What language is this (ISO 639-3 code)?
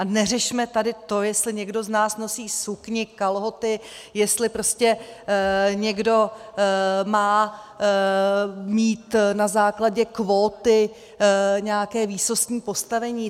ces